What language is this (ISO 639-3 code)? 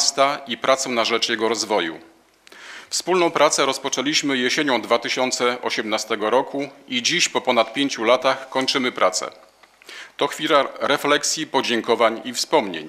pol